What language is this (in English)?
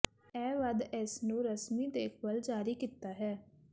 Punjabi